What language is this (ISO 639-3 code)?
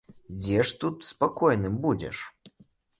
bel